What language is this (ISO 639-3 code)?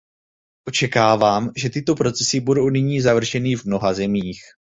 ces